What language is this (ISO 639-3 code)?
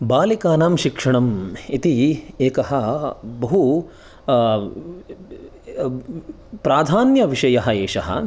san